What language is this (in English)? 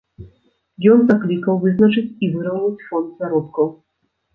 Belarusian